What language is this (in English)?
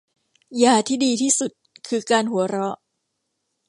Thai